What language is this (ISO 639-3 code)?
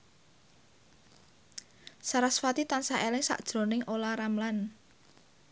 jav